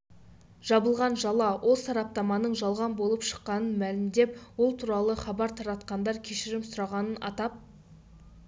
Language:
Kazakh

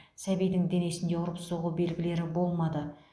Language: Kazakh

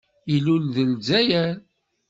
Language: Kabyle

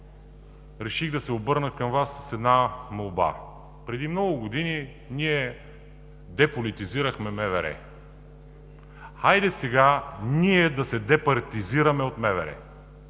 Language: Bulgarian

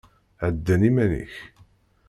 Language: Kabyle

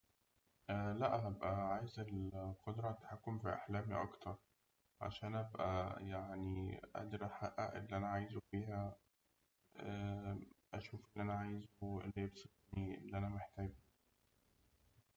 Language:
Egyptian Arabic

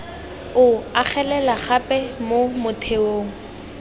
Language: Tswana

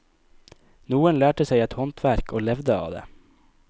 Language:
Norwegian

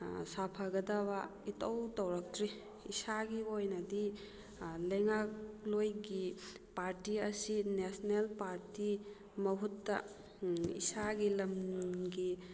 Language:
Manipuri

